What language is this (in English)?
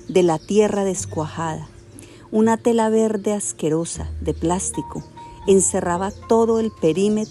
Spanish